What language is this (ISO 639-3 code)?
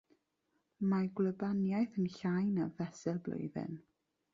cym